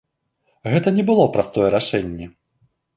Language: Belarusian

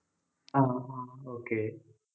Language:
Malayalam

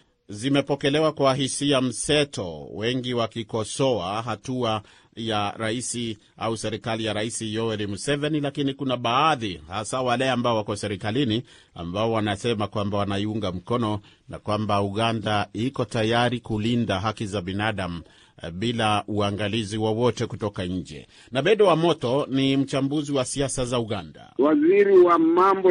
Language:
Swahili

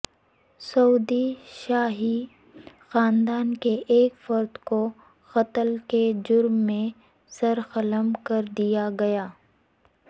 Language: Urdu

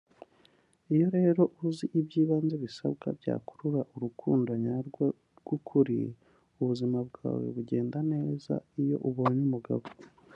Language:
Kinyarwanda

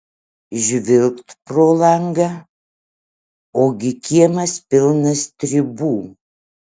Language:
Lithuanian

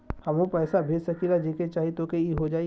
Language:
Bhojpuri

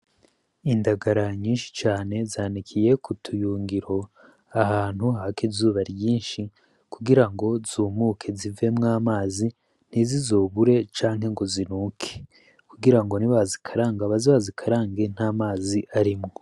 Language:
Rundi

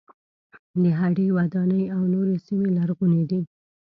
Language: Pashto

